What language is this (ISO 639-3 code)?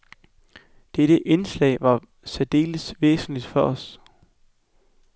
dan